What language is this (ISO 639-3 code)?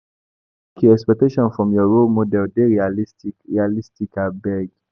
pcm